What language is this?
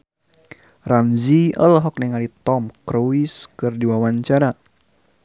Sundanese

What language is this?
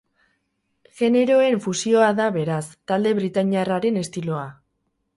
Basque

